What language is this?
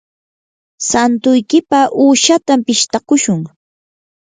Yanahuanca Pasco Quechua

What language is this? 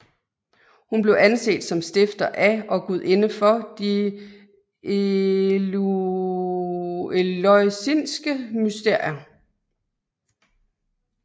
Danish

